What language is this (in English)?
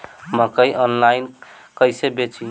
Bhojpuri